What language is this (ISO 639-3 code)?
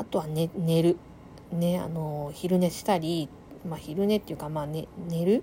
jpn